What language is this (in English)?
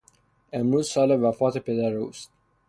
Persian